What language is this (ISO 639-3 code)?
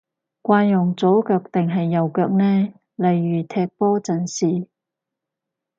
yue